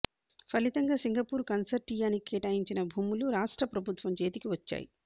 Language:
Telugu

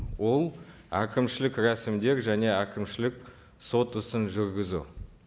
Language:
Kazakh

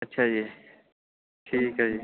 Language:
Punjabi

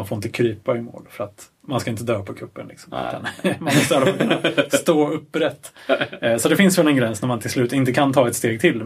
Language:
Swedish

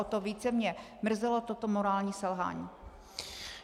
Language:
Czech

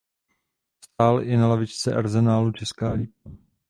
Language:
Czech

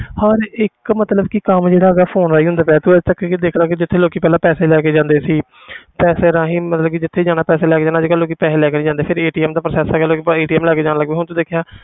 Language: Punjabi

